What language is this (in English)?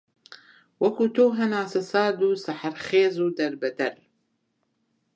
Central Kurdish